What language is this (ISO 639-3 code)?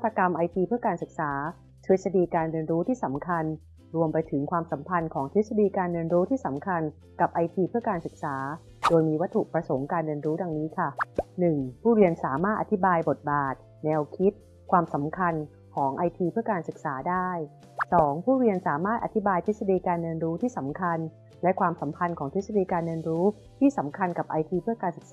tha